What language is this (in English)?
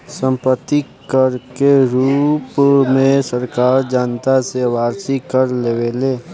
Bhojpuri